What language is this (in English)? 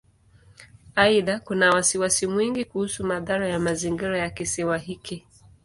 Swahili